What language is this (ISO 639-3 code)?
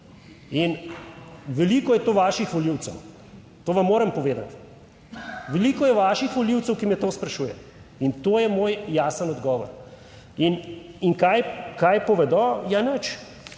slv